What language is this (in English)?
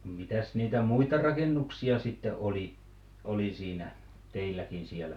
Finnish